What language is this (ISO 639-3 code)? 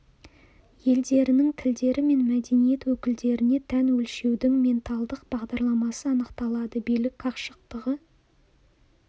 kaz